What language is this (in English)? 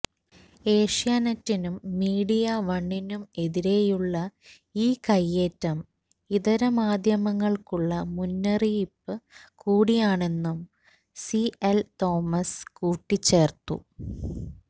Malayalam